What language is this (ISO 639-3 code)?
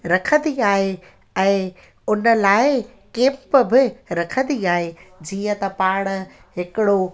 snd